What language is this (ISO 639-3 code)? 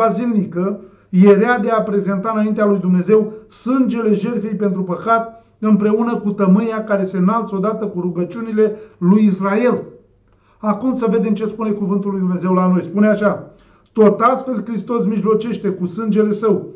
ron